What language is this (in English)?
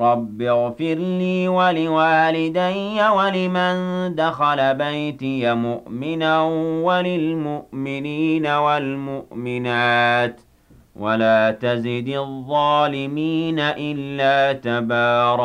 Arabic